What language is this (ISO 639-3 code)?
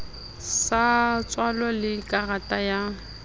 sot